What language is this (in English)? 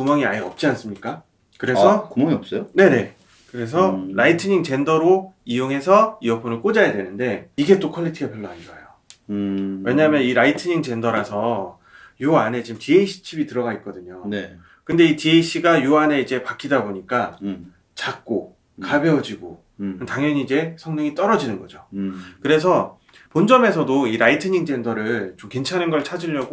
Korean